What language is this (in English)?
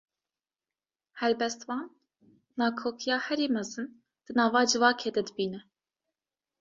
Kurdish